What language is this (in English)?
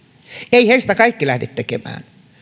Finnish